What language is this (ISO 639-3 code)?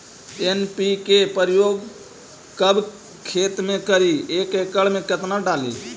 mag